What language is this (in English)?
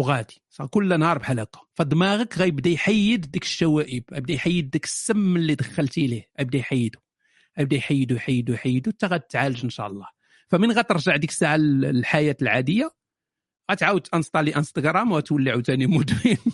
Arabic